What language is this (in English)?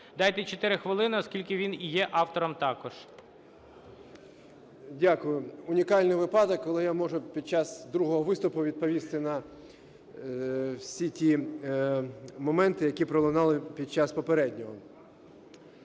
Ukrainian